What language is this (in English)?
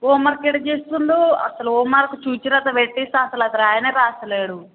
Telugu